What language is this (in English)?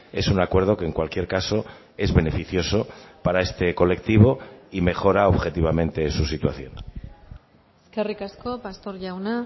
Spanish